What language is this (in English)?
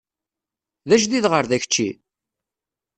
Kabyle